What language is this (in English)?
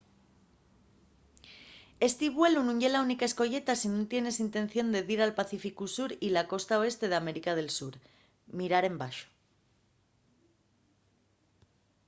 Asturian